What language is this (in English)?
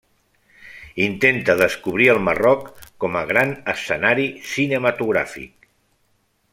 Catalan